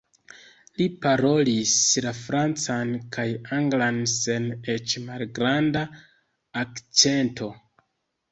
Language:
Esperanto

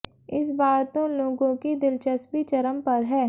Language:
Hindi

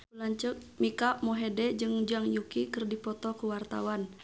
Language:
Sundanese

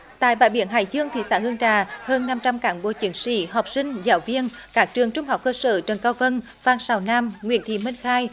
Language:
Vietnamese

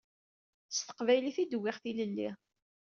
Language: Kabyle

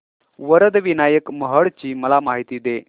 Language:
Marathi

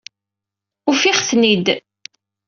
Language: Kabyle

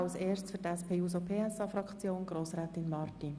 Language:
Swiss German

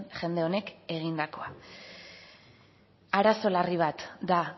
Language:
Basque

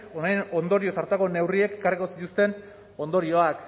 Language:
Basque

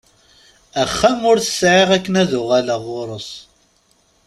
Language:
Kabyle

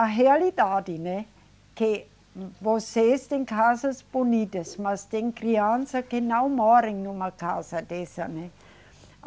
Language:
Portuguese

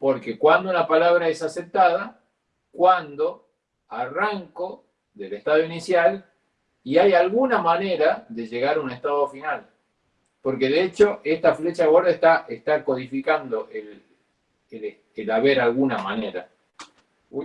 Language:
Spanish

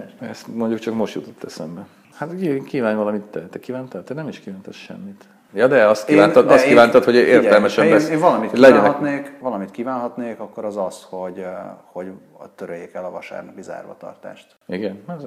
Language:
Hungarian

